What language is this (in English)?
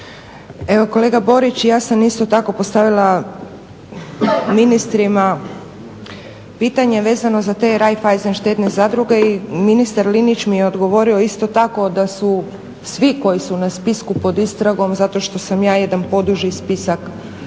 Croatian